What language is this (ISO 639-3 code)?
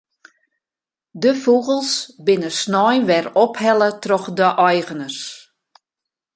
fry